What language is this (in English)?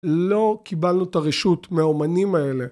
Hebrew